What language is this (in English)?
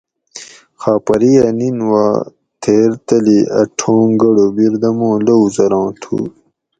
Gawri